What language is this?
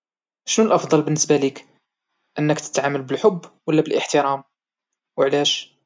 Moroccan Arabic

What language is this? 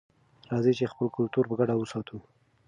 Pashto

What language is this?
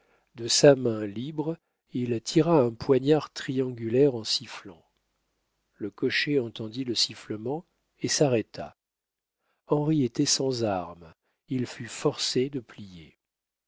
French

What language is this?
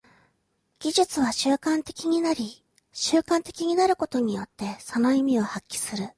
Japanese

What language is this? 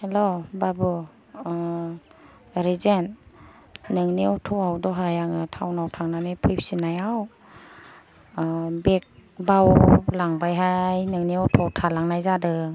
Bodo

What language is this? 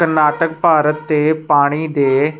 Punjabi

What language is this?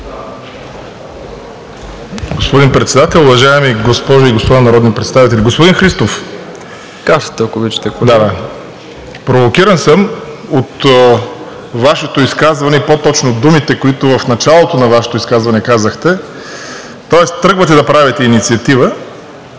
Bulgarian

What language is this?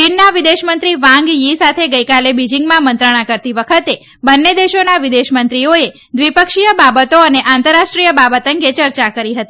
Gujarati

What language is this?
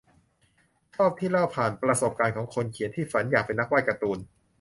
Thai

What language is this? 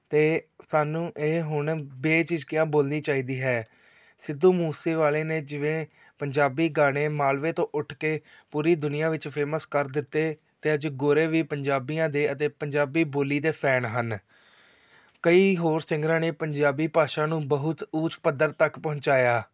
Punjabi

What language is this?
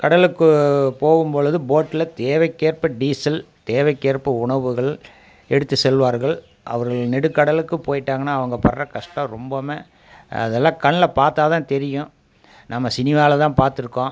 Tamil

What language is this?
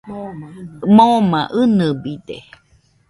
Nüpode Huitoto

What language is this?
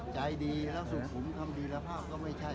Thai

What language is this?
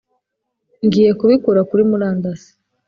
Kinyarwanda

